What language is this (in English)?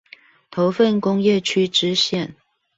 Chinese